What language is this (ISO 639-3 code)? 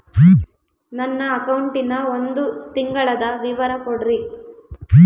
kan